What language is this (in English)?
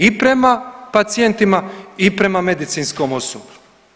Croatian